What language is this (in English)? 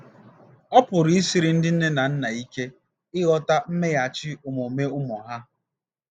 Igbo